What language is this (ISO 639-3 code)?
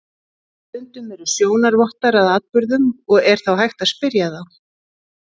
isl